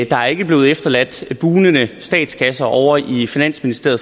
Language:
Danish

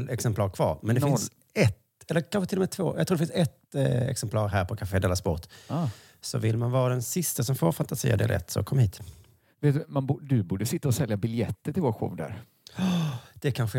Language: Swedish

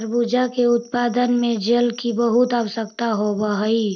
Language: Magahi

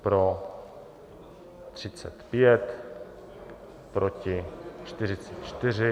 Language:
Czech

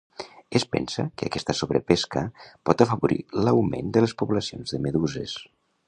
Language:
Catalan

